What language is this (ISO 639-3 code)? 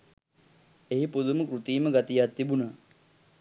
sin